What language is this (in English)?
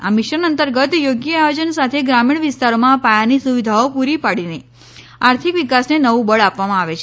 Gujarati